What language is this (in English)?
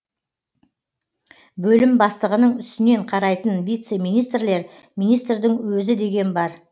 Kazakh